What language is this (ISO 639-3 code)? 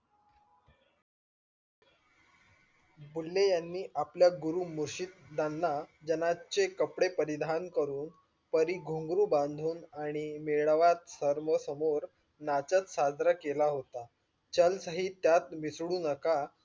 mar